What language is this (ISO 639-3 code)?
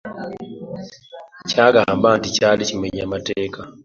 lug